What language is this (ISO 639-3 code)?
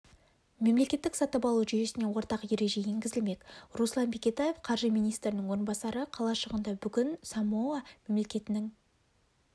kaz